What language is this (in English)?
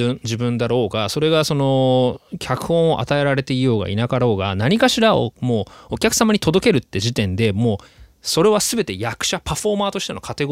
Japanese